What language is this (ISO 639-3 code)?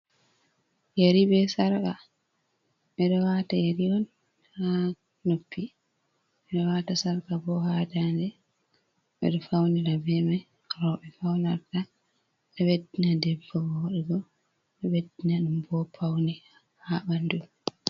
ful